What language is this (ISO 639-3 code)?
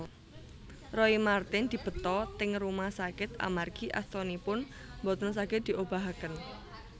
jav